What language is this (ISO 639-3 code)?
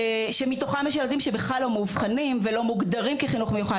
heb